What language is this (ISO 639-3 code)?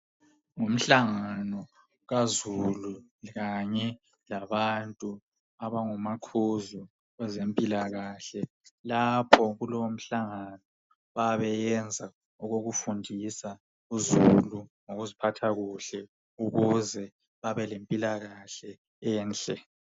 nde